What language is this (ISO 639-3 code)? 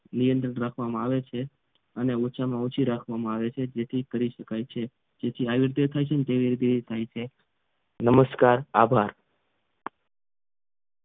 guj